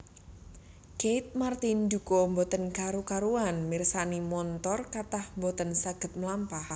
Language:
Javanese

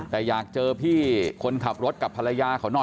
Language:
Thai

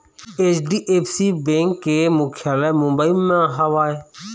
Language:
Chhattisgarhi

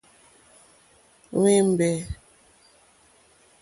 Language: Mokpwe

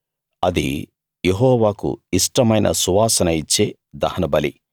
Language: Telugu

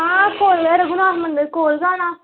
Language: Dogri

